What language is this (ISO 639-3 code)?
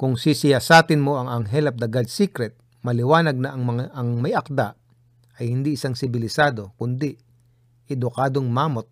fil